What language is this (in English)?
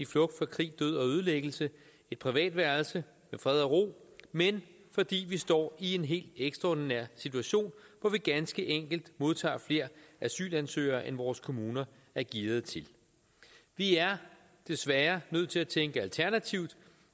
Danish